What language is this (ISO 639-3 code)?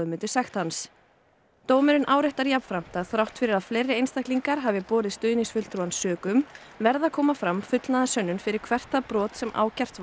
isl